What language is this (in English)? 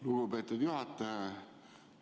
Estonian